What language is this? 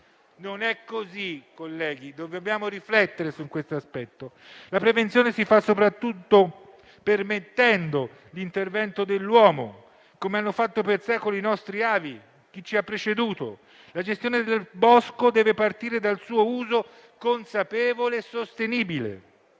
Italian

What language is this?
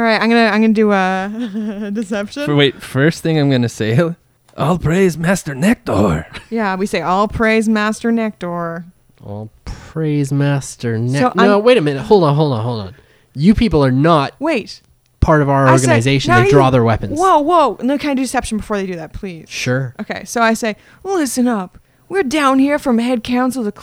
English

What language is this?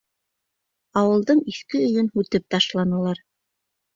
Bashkir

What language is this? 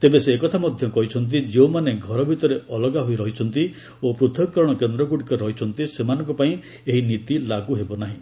Odia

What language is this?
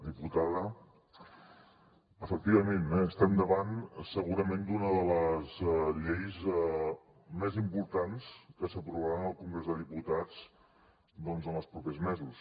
Catalan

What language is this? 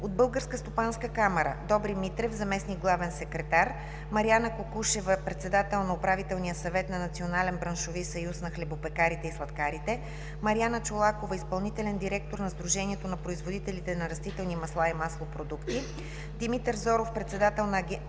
Bulgarian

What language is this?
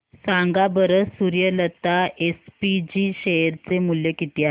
Marathi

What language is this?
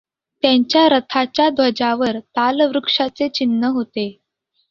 Marathi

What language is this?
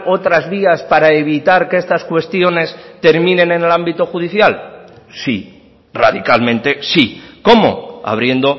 Spanish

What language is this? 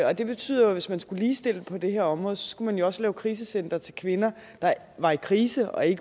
Danish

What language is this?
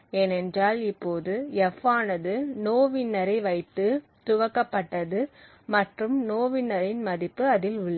Tamil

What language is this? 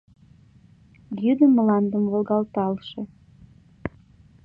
Mari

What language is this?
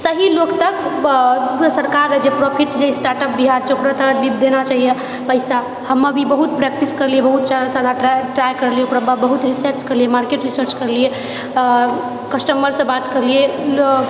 Maithili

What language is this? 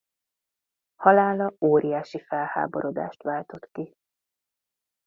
Hungarian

